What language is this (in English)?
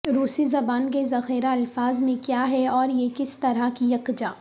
Urdu